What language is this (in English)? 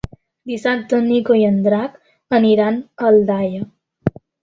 Catalan